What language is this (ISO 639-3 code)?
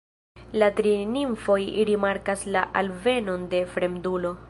epo